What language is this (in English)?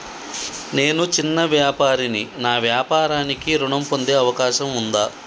Telugu